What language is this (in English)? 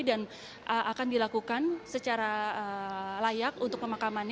Indonesian